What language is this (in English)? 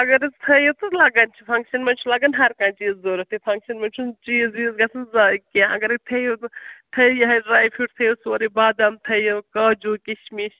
Kashmiri